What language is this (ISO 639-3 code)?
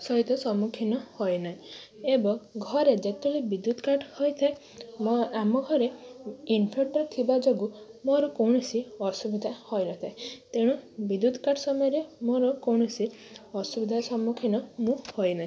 ori